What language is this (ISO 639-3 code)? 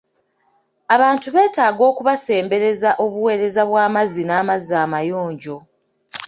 lug